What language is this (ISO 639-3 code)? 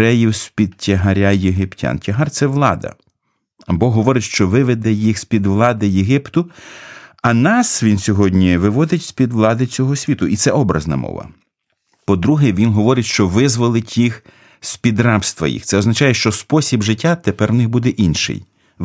ukr